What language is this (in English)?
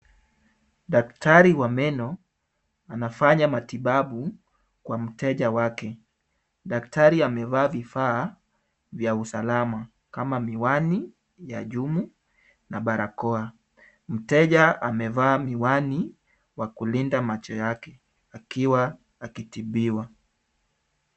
Swahili